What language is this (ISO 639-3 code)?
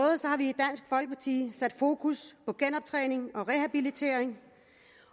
dan